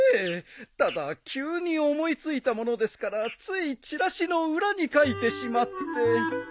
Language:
Japanese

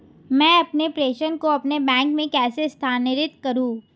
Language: Hindi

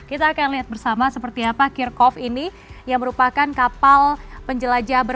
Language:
Indonesian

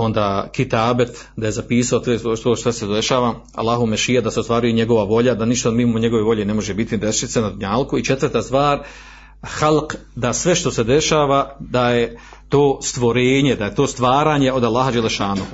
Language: Croatian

